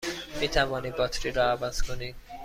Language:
Persian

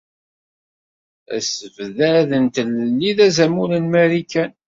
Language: Kabyle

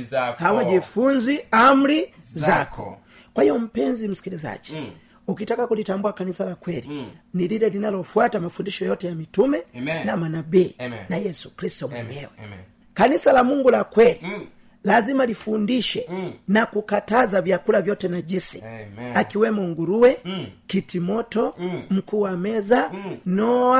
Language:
Swahili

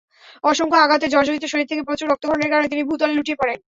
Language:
Bangla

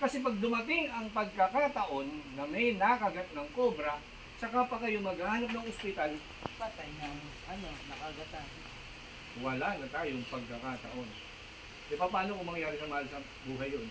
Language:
Filipino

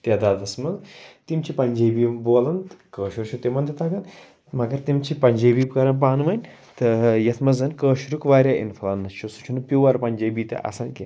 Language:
Kashmiri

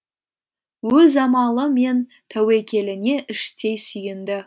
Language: Kazakh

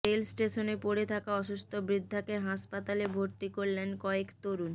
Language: Bangla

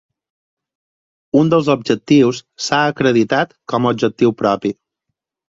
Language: Catalan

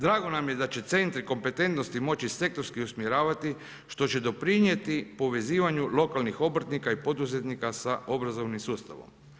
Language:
Croatian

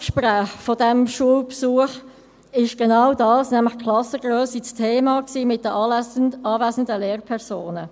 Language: Swiss German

